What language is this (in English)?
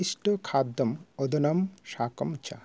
Sanskrit